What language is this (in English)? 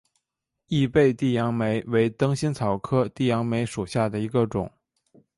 Chinese